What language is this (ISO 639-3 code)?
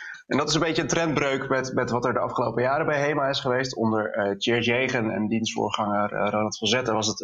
nld